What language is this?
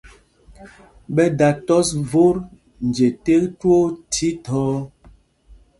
Mpumpong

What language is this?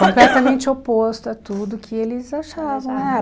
Portuguese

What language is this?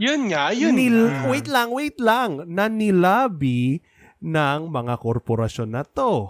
Filipino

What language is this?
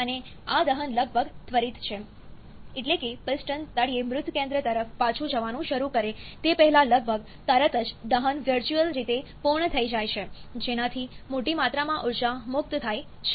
Gujarati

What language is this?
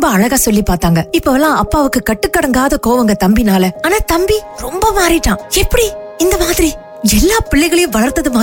Tamil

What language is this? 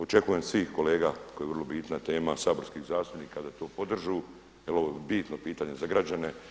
Croatian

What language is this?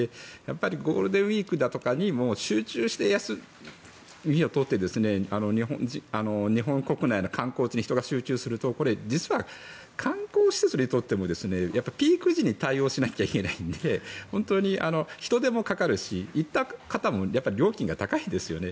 Japanese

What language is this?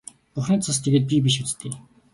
Mongolian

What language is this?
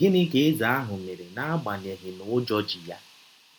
Igbo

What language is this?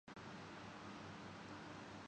Urdu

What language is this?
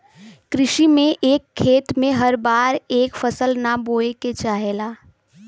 Bhojpuri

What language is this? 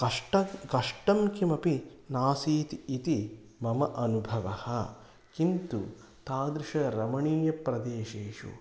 Sanskrit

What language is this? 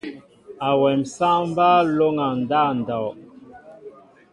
Mbo (Cameroon)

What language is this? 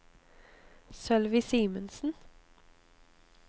Norwegian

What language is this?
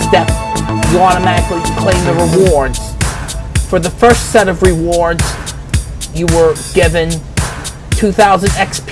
English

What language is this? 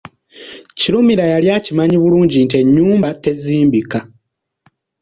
Ganda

